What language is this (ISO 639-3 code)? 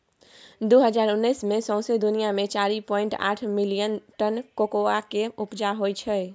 mai